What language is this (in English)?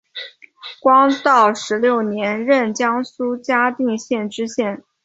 Chinese